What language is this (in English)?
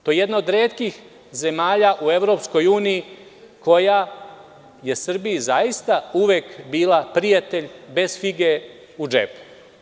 Serbian